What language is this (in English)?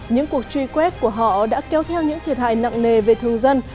Vietnamese